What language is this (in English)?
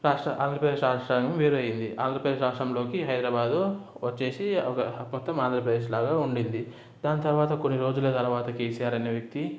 Telugu